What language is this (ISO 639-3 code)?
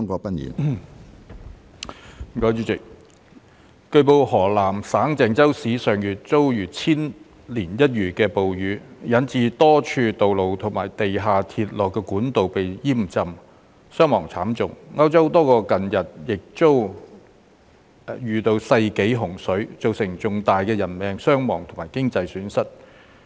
yue